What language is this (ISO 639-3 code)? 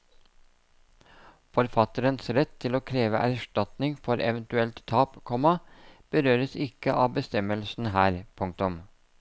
nor